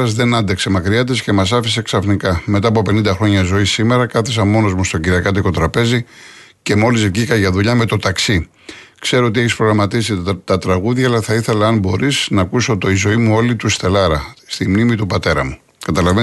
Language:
Greek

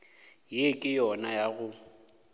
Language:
Northern Sotho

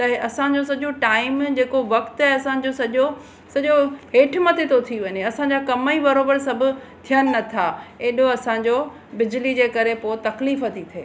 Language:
Sindhi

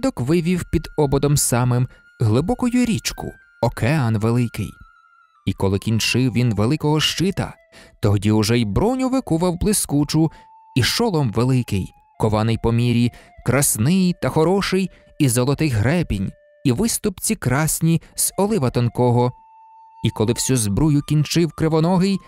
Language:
Ukrainian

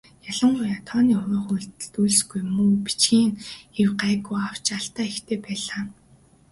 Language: Mongolian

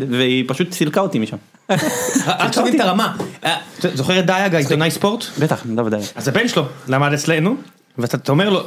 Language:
Hebrew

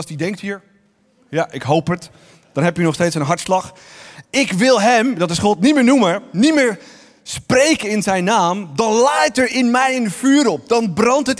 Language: Dutch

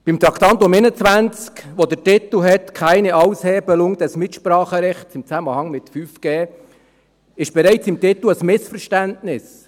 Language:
Swiss German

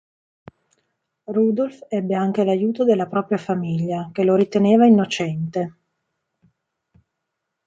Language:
Italian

